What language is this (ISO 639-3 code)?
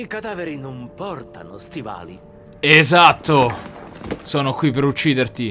ita